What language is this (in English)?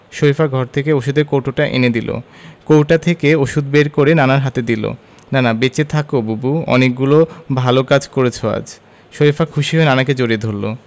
Bangla